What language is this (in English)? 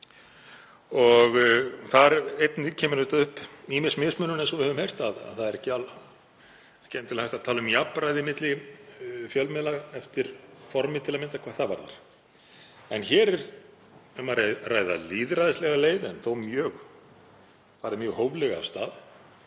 Icelandic